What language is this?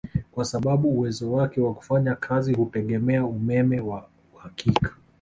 Swahili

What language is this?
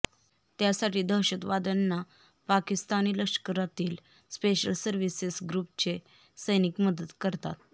Marathi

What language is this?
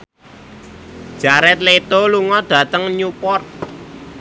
Javanese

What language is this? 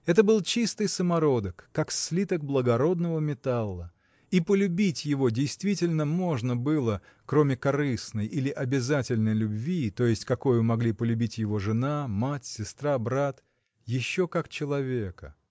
Russian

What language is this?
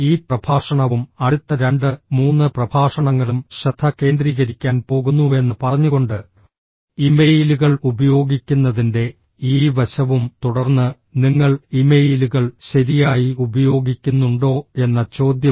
Malayalam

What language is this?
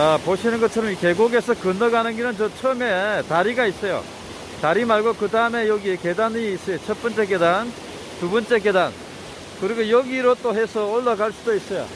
Korean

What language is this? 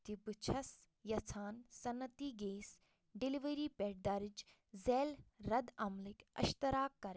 Kashmiri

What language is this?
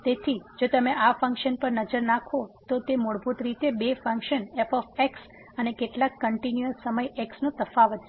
Gujarati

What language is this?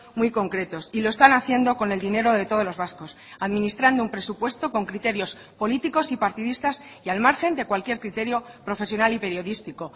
Spanish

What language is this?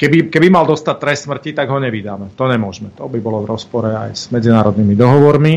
Slovak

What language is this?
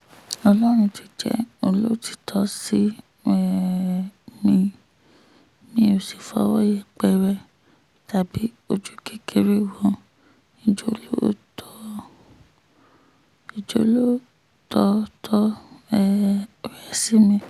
Yoruba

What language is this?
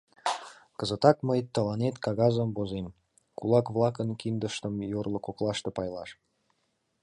Mari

